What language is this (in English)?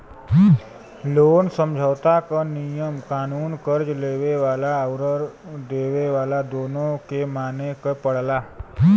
Bhojpuri